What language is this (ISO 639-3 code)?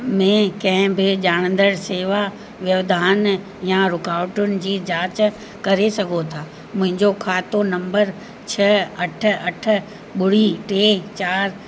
snd